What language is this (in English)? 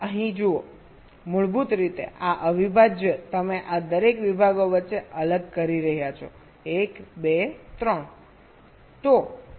Gujarati